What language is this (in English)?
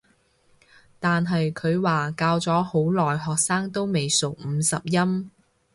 Cantonese